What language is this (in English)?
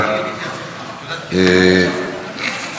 Hebrew